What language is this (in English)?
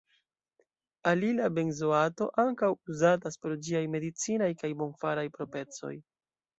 Esperanto